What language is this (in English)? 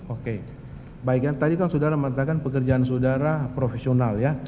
Indonesian